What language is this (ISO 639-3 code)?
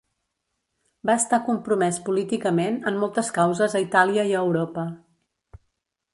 cat